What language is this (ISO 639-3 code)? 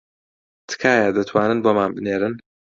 ckb